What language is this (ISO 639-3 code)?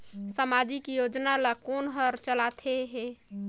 hne